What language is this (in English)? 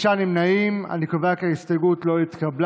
Hebrew